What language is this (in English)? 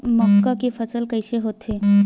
Chhattisgarhi